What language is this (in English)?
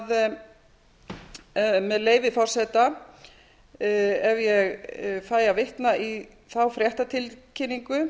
Icelandic